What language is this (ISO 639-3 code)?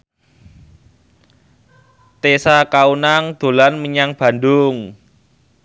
jav